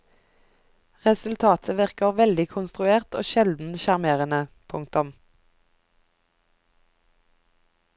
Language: Norwegian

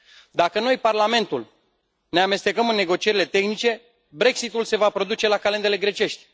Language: Romanian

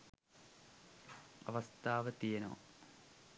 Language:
Sinhala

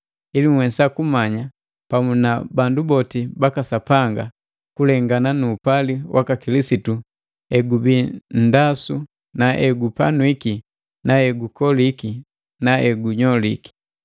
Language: Matengo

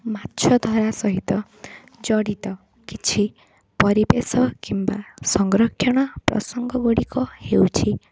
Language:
Odia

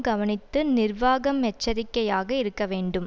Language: Tamil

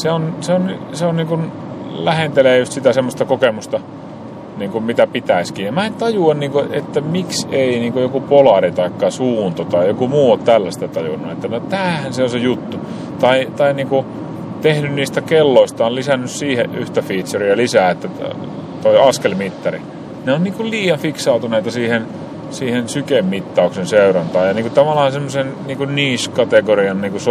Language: Finnish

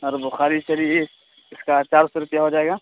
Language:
Urdu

